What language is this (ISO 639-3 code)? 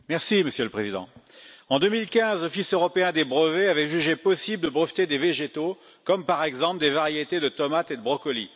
fra